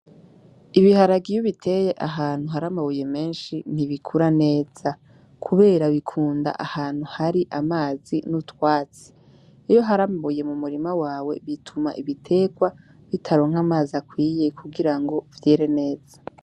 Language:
Rundi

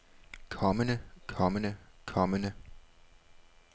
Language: Danish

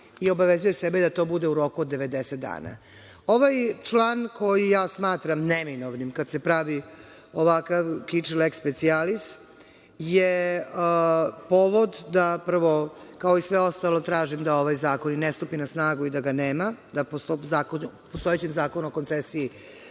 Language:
Serbian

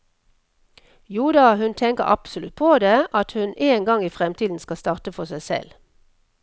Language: Norwegian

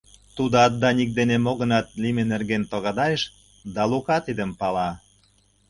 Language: Mari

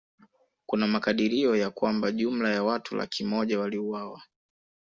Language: Swahili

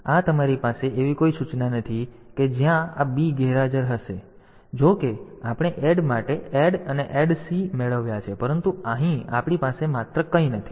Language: Gujarati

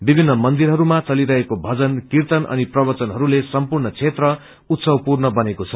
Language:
Nepali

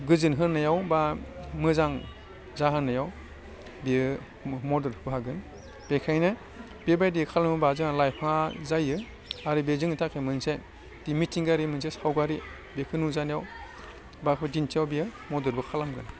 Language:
Bodo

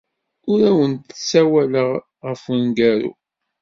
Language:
Kabyle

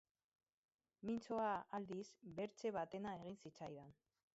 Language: Basque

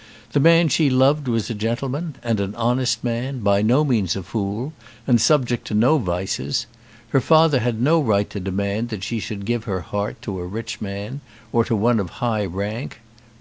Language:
English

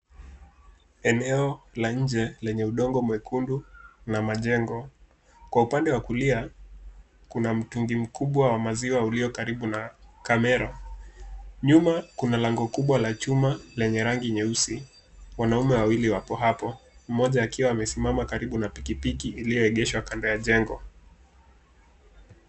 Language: Swahili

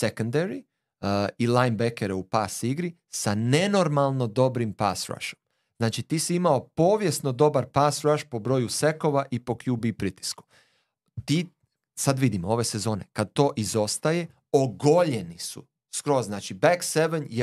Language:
Croatian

